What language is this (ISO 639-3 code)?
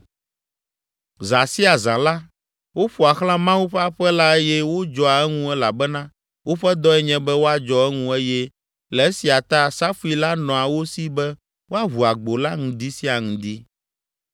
ewe